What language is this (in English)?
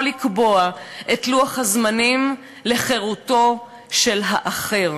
Hebrew